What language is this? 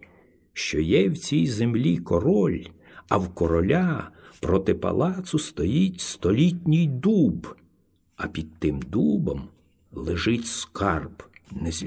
Ukrainian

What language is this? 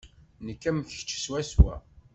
Kabyle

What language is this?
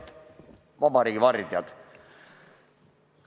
Estonian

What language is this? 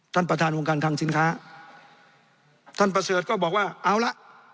Thai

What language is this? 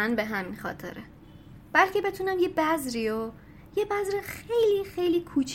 Persian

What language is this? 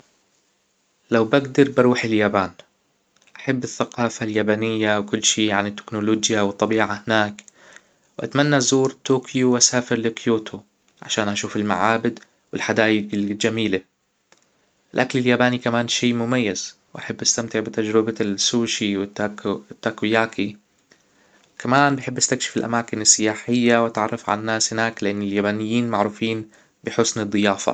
Hijazi Arabic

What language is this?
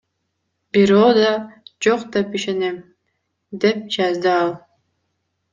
Kyrgyz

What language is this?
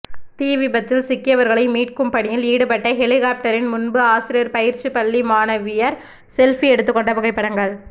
Tamil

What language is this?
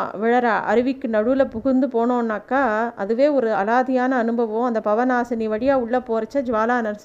Tamil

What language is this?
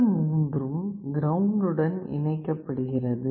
Tamil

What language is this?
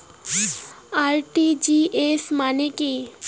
Bangla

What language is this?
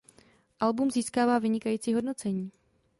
Czech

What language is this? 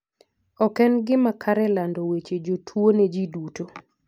Luo (Kenya and Tanzania)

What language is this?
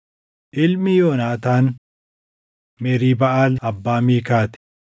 Oromo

